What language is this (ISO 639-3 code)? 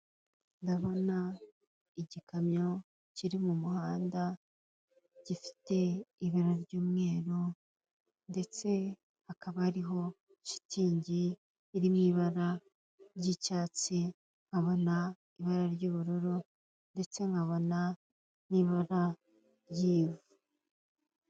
kin